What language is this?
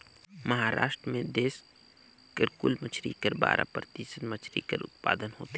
Chhattisgarhi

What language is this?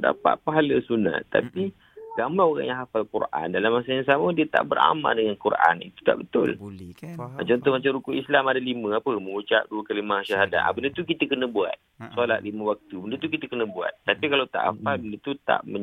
Malay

